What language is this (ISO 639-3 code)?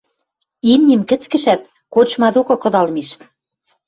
mrj